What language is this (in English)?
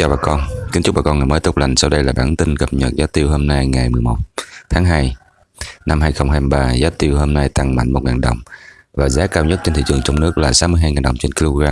Vietnamese